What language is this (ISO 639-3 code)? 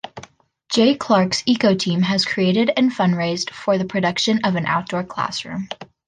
eng